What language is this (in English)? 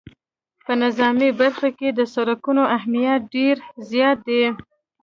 Pashto